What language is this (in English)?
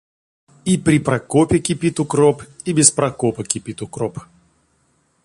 Russian